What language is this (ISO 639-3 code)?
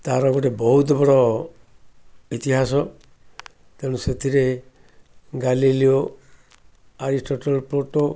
ori